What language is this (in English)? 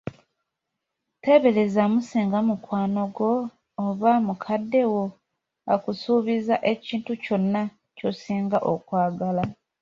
Ganda